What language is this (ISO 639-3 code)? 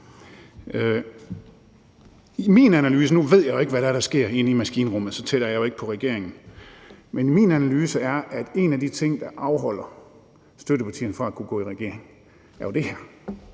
dan